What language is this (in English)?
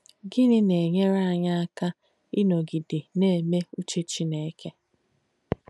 Igbo